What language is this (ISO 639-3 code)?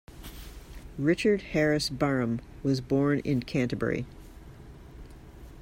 eng